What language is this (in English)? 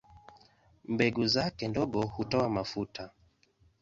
Swahili